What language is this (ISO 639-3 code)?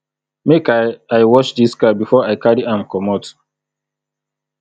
pcm